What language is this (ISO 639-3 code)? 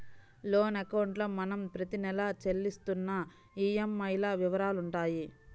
tel